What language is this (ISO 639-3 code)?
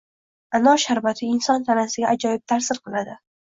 uzb